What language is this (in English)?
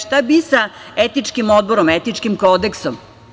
Serbian